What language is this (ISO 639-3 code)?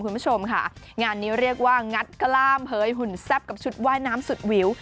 tha